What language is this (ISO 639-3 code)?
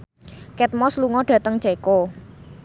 jav